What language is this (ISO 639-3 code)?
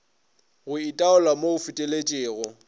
nso